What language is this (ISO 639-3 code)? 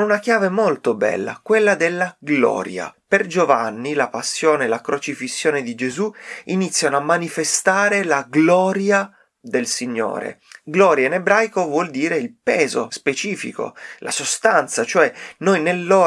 ita